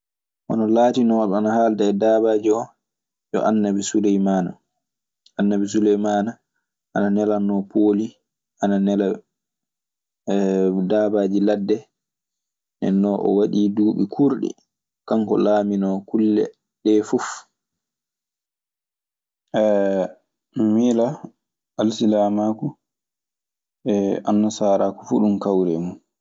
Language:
Maasina Fulfulde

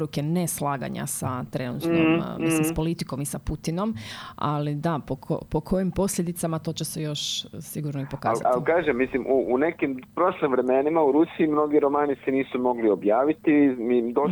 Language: Croatian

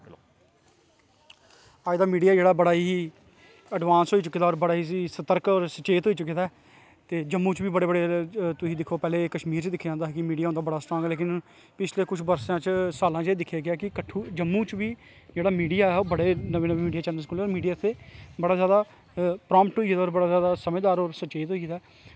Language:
Dogri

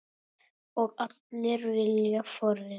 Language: Icelandic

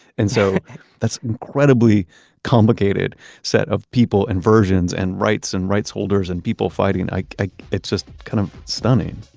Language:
English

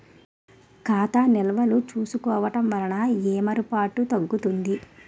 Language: Telugu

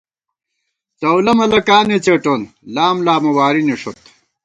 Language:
Gawar-Bati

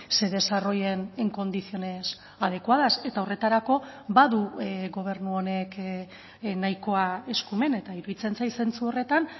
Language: Basque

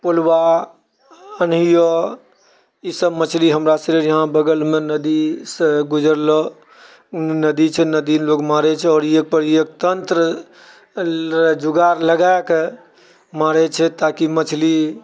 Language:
Maithili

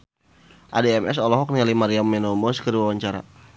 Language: Sundanese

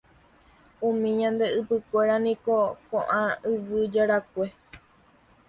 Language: Guarani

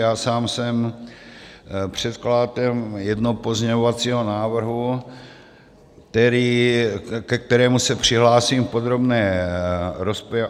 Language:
Czech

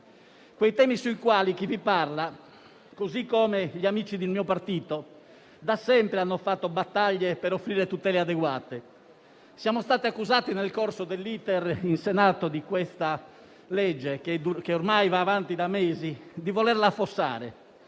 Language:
Italian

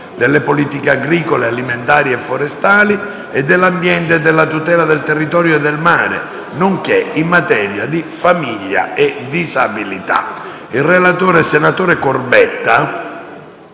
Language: Italian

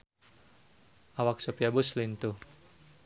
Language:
Sundanese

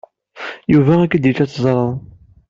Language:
Kabyle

